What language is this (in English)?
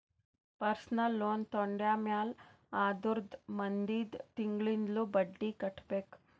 Kannada